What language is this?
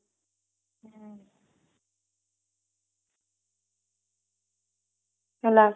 Odia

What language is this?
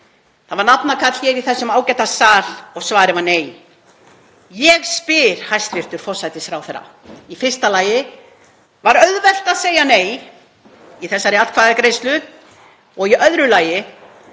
Icelandic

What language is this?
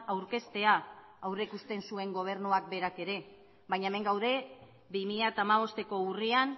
Basque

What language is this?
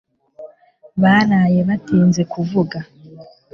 Kinyarwanda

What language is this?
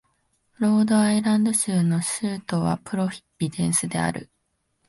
Japanese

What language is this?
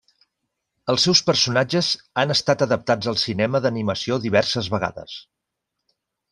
Catalan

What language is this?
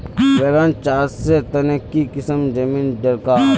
Magahi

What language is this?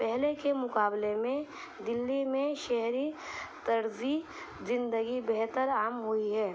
Urdu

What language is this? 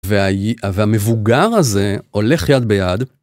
Hebrew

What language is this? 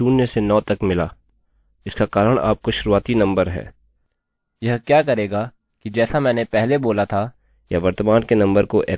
Hindi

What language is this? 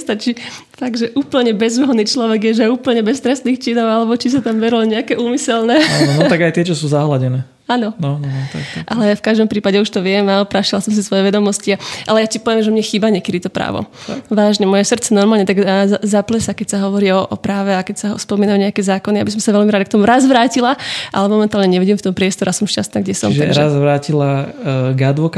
Slovak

